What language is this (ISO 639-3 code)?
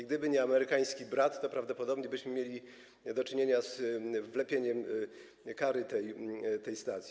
pol